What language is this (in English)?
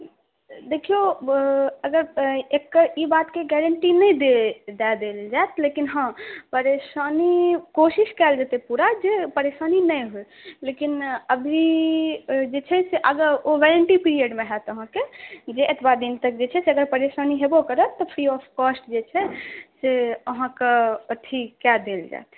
Maithili